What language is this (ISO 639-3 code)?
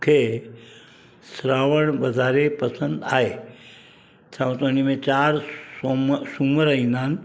snd